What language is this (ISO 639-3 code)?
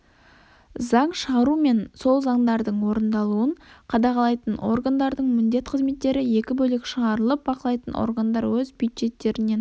kaz